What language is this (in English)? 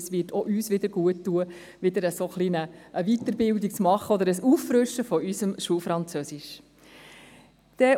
Swiss German